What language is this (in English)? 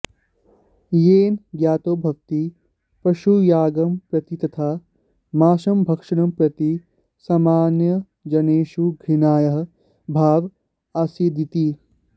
Sanskrit